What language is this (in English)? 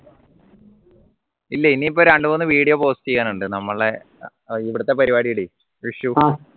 Malayalam